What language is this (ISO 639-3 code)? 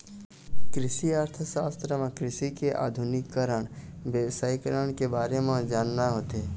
hne